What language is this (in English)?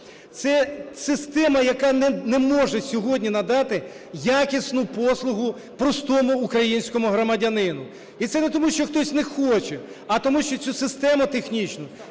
Ukrainian